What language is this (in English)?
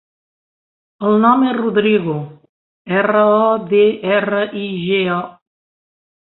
Catalan